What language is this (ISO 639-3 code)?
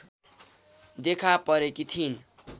nep